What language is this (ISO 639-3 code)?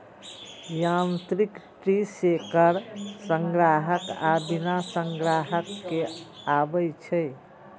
mai